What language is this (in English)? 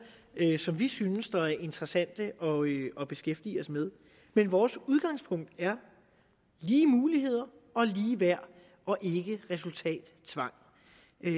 Danish